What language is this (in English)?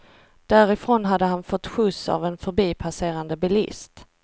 Swedish